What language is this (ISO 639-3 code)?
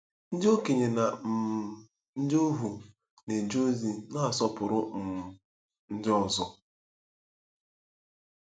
ibo